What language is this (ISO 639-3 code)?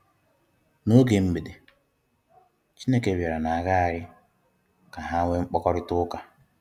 ibo